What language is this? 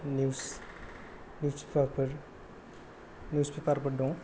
Bodo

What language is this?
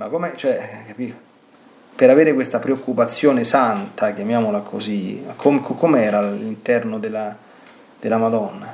Italian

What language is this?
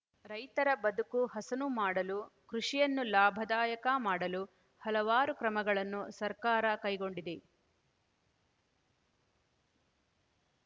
Kannada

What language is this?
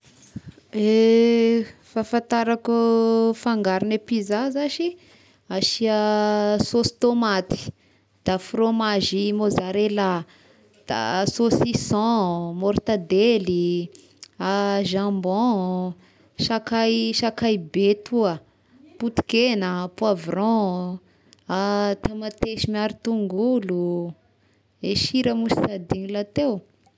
Tesaka Malagasy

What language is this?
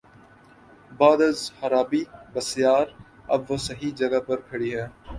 Urdu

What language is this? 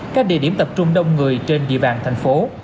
Vietnamese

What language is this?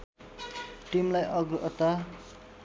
Nepali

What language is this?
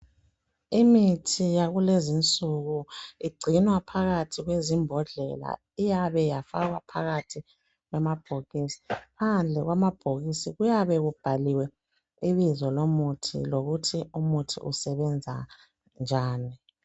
North Ndebele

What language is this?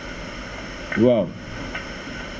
Wolof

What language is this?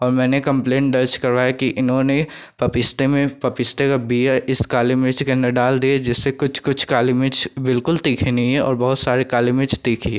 Hindi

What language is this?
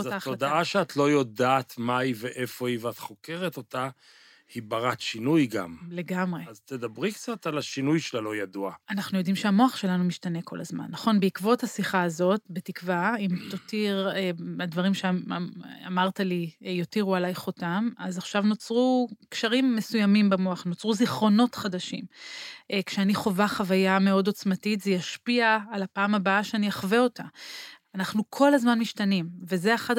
Hebrew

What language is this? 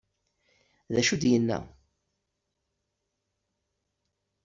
Kabyle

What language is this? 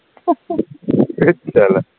Assamese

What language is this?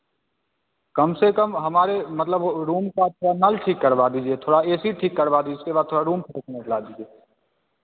Hindi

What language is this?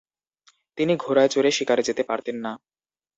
Bangla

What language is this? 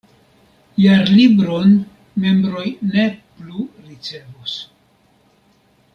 Esperanto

